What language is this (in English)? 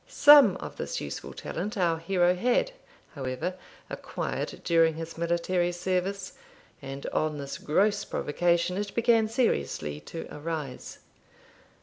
English